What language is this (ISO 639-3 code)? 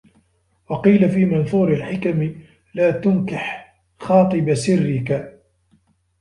ara